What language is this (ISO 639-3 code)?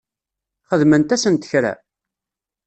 kab